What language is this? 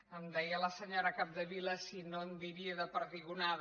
Catalan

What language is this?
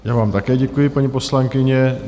Czech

